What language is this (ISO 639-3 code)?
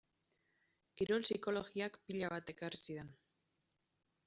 eus